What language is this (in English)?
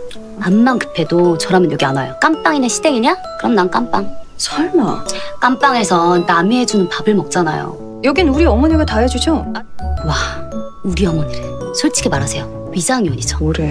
Korean